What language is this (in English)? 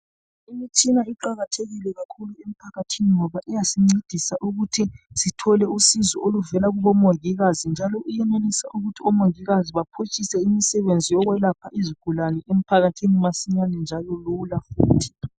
North Ndebele